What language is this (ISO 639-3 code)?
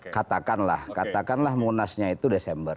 ind